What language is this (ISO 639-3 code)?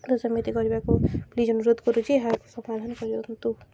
ori